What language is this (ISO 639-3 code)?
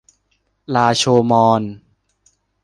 tha